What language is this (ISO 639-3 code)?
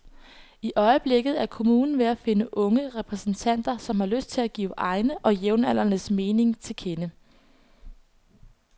dan